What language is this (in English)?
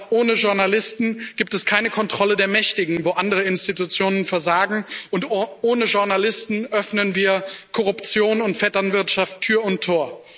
German